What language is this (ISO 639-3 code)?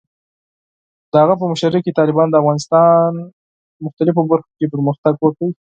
pus